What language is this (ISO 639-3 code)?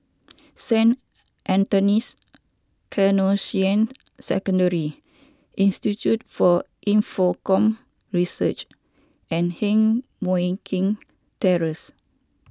eng